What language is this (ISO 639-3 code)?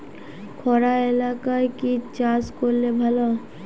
ben